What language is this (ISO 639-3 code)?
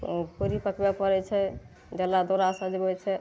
mai